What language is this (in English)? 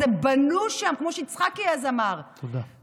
Hebrew